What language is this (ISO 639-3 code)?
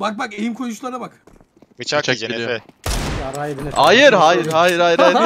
tur